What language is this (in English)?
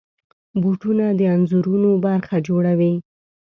Pashto